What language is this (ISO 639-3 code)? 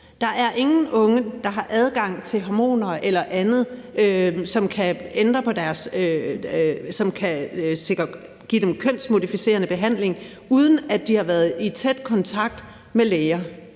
dan